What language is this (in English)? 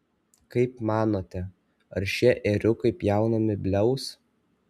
Lithuanian